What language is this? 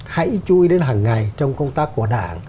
Vietnamese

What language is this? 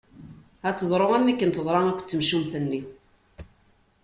Kabyle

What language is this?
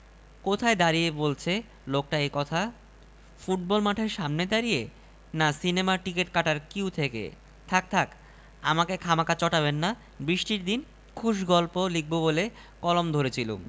Bangla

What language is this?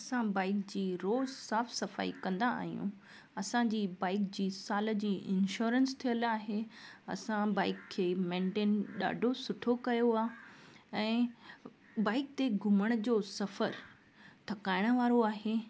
Sindhi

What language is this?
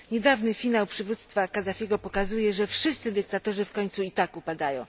Polish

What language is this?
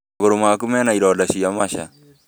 Kikuyu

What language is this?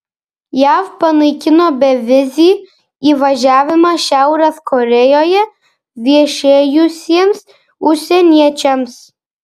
Lithuanian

